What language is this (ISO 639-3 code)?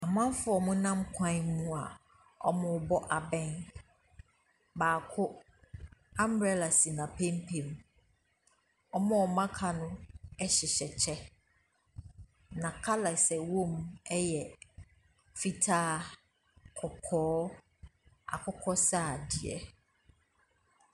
aka